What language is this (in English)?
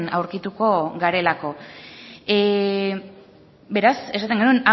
Basque